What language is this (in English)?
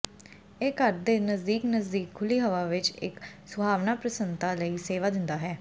Punjabi